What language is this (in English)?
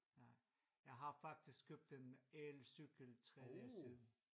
Danish